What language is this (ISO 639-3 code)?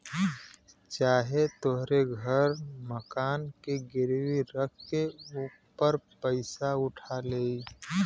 bho